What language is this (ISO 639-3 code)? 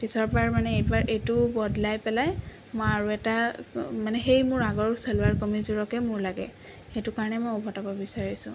asm